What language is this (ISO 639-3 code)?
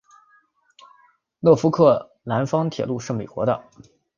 zho